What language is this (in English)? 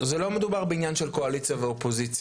Hebrew